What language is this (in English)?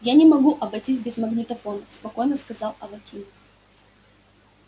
Russian